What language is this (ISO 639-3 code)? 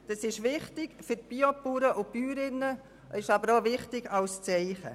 gsw